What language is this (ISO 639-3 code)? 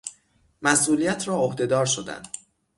fas